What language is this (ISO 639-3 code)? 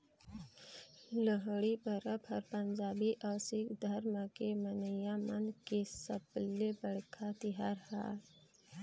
hne